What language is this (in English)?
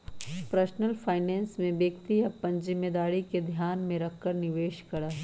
Magahi